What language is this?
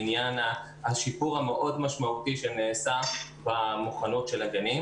Hebrew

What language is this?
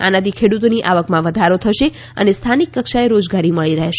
Gujarati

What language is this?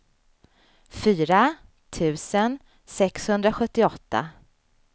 Swedish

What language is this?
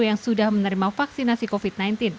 Indonesian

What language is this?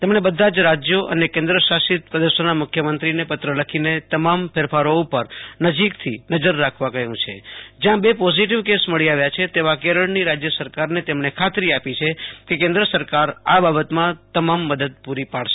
Gujarati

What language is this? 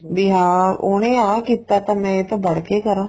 Punjabi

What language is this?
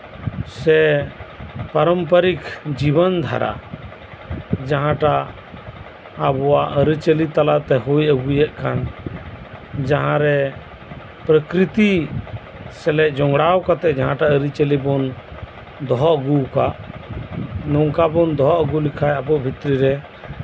Santali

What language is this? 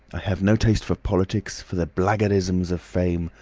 English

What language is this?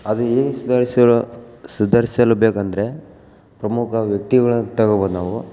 Kannada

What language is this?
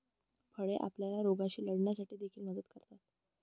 Marathi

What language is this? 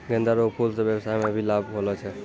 Maithili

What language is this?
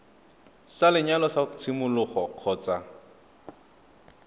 Tswana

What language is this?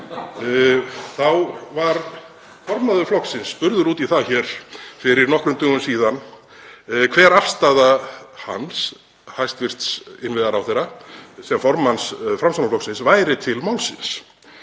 Icelandic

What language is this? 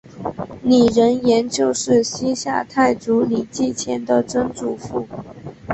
Chinese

